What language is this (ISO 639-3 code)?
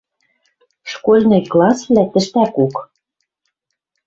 mrj